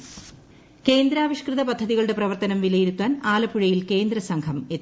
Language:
Malayalam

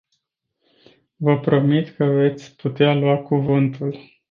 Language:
Romanian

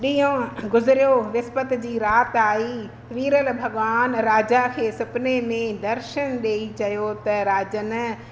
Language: Sindhi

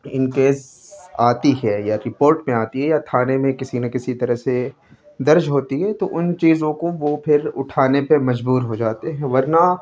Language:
Urdu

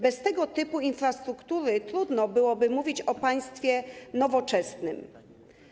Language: Polish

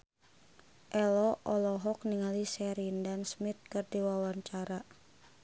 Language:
Sundanese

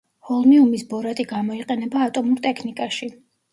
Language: Georgian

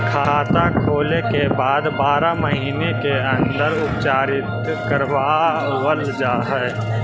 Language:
Magahi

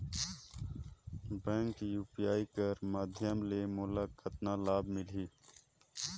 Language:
Chhattisgarhi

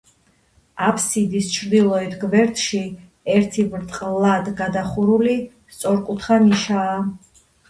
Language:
Georgian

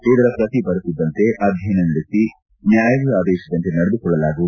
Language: Kannada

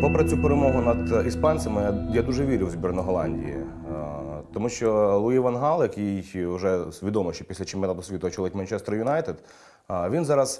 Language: Ukrainian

